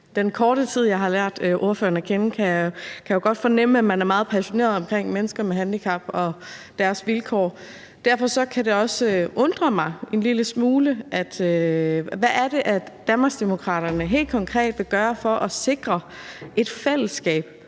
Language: Danish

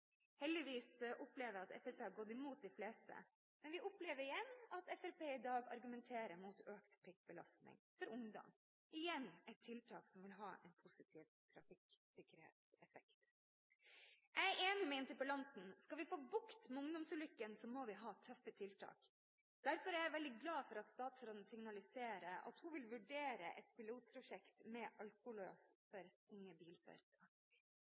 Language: Norwegian Bokmål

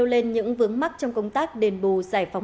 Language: Vietnamese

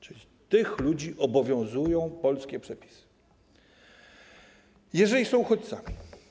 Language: Polish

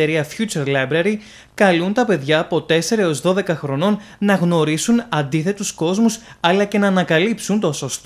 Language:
Greek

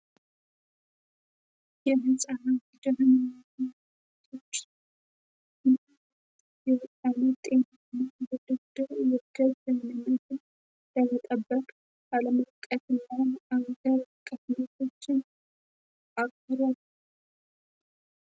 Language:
Amharic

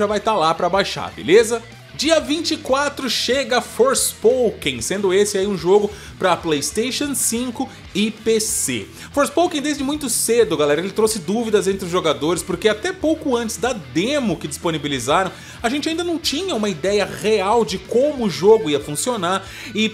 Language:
Portuguese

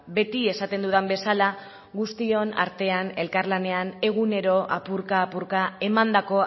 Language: Basque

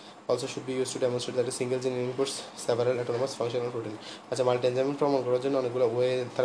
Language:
Bangla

